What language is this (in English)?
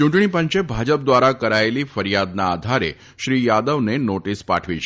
Gujarati